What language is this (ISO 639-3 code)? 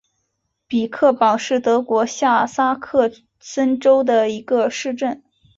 zho